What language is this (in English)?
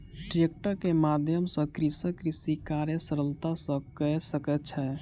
Maithili